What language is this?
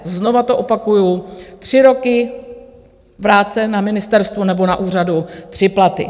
Czech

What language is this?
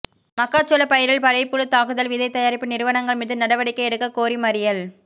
Tamil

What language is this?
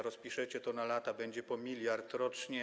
Polish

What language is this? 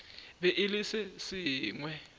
Northern Sotho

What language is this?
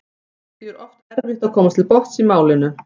Icelandic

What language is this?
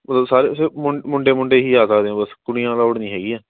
Punjabi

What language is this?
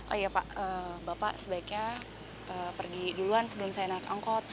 Indonesian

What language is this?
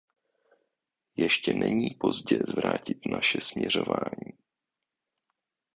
Czech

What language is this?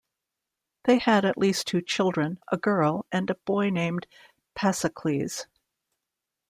English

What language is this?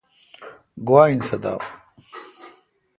Kalkoti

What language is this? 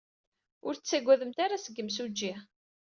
Kabyle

